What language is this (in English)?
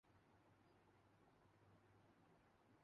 Urdu